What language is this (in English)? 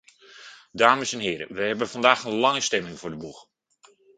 Dutch